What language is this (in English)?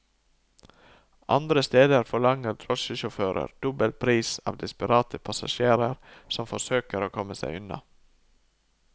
Norwegian